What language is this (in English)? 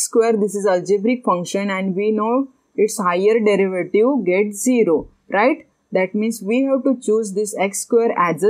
English